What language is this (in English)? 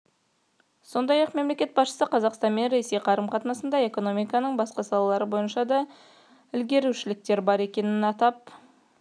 Kazakh